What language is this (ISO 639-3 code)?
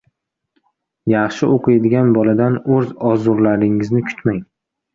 uzb